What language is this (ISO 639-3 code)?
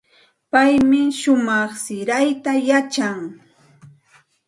qxt